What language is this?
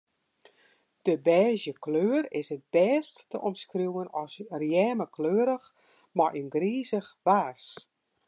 Western Frisian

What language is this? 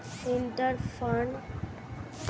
Bangla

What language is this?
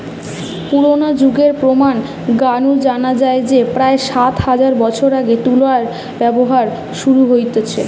Bangla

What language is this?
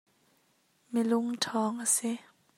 Hakha Chin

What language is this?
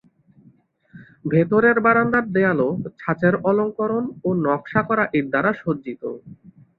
Bangla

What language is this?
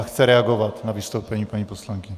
Czech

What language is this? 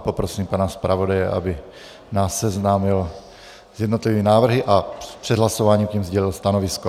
Czech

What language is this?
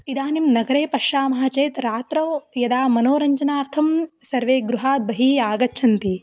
Sanskrit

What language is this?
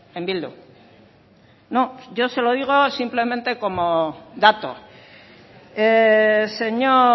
Spanish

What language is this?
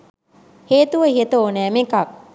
Sinhala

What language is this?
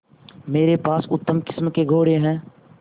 Hindi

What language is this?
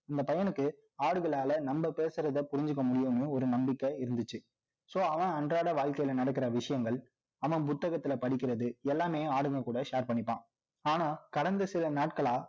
Tamil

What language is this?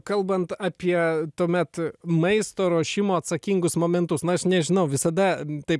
Lithuanian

